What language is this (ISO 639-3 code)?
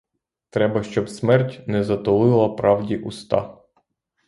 ukr